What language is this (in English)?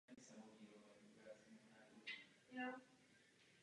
Czech